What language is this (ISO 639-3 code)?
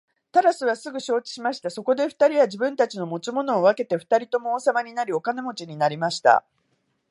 jpn